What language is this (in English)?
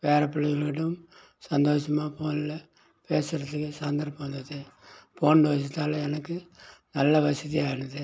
Tamil